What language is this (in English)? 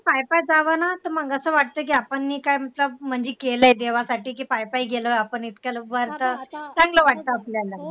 Marathi